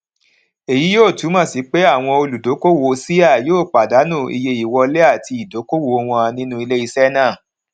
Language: Yoruba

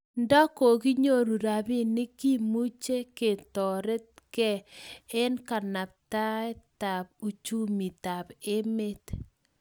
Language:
Kalenjin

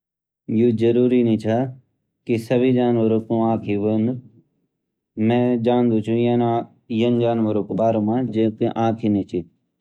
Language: Garhwali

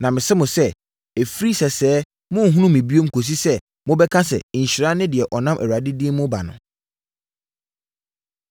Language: Akan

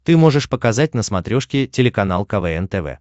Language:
Russian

